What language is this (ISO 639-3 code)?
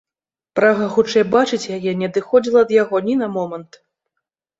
bel